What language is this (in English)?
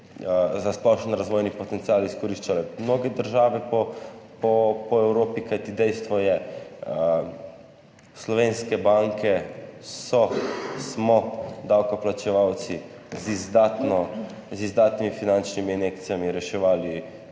Slovenian